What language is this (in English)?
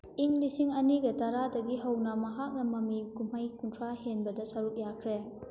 Manipuri